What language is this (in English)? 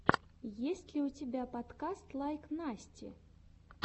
Russian